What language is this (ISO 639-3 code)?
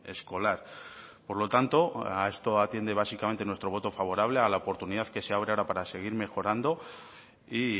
spa